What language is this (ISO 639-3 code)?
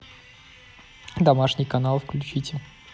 rus